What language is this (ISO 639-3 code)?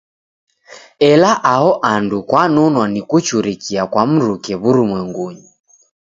dav